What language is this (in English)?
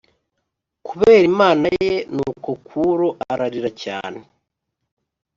Kinyarwanda